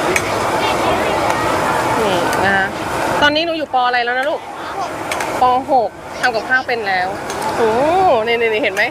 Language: Thai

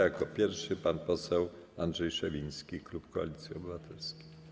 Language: Polish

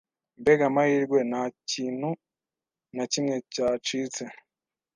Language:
Kinyarwanda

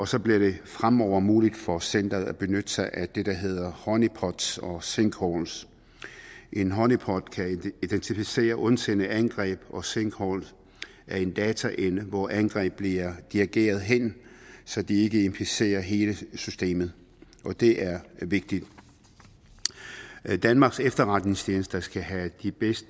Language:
Danish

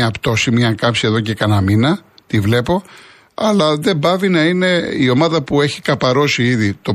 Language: Greek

